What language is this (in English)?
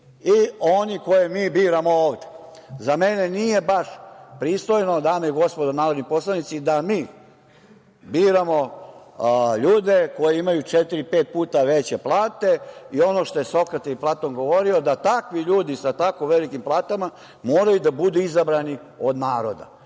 Serbian